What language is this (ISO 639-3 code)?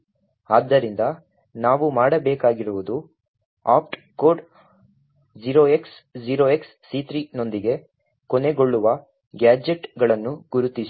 kan